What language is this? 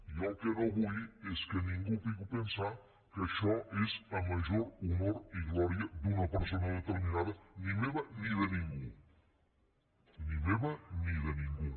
Catalan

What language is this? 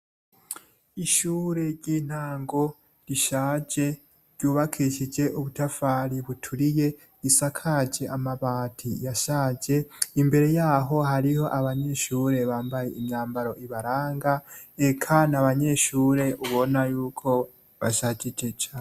Rundi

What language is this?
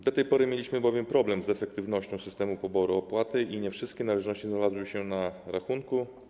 Polish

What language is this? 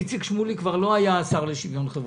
Hebrew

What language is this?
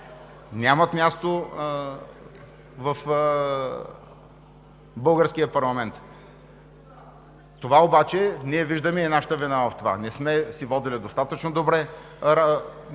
Bulgarian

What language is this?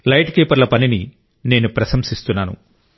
Telugu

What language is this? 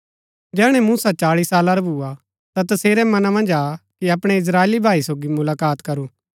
Gaddi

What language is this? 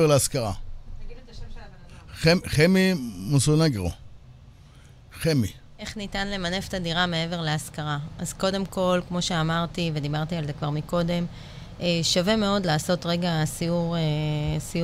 Hebrew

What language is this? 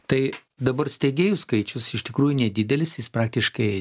Lithuanian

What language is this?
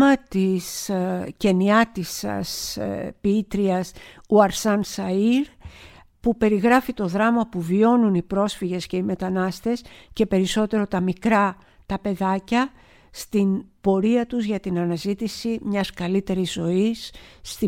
Greek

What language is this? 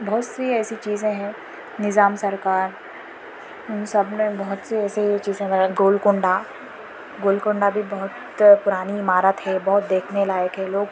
Urdu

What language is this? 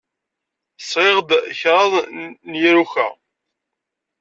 Kabyle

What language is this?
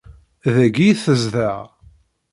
Kabyle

